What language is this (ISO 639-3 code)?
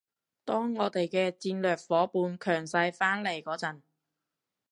yue